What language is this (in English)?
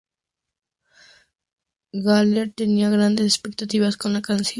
Spanish